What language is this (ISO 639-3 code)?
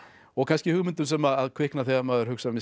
isl